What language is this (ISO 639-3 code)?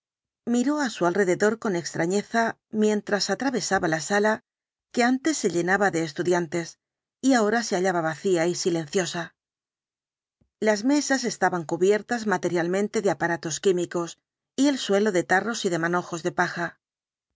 spa